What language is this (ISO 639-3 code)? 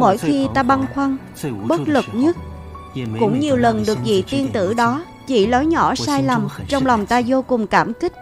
vie